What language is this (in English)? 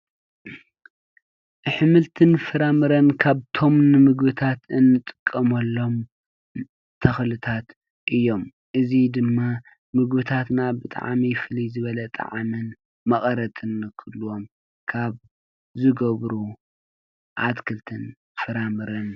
Tigrinya